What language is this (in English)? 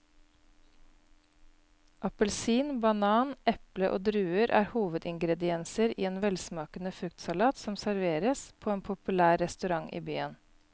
Norwegian